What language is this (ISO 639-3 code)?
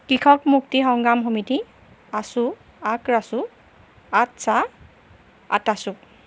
asm